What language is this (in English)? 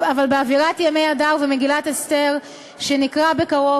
Hebrew